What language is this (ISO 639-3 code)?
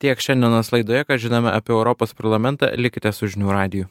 lit